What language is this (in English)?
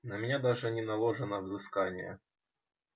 Russian